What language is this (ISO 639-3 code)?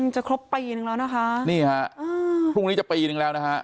tha